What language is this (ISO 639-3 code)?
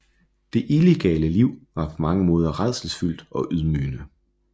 dan